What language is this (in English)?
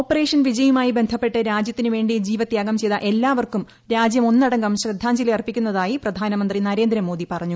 Malayalam